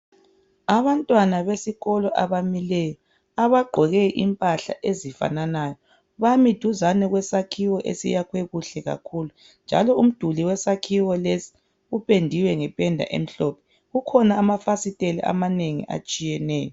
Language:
North Ndebele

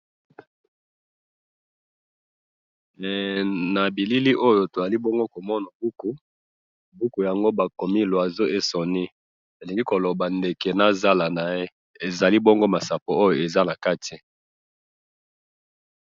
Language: Lingala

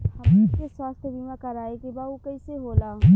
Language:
Bhojpuri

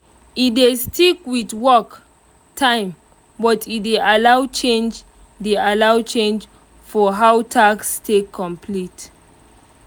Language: Nigerian Pidgin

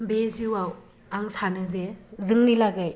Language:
Bodo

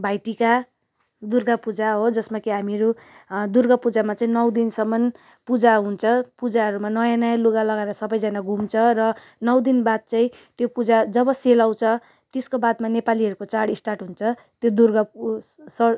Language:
Nepali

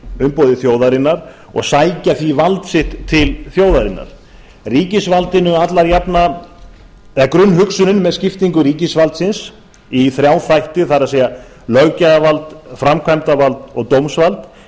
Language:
Icelandic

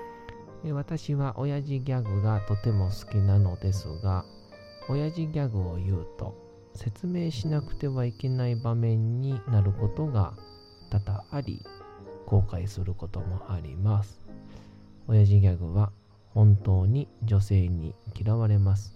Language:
Japanese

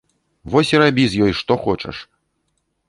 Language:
Belarusian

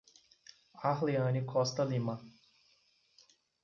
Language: Portuguese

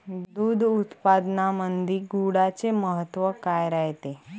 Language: Marathi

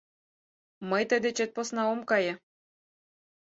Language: Mari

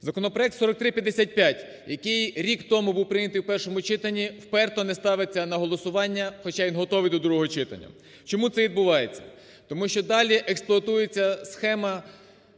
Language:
Ukrainian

